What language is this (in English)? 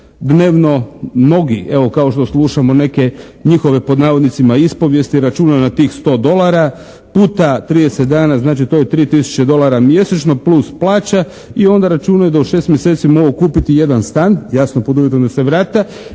Croatian